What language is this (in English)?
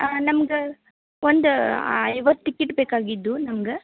Kannada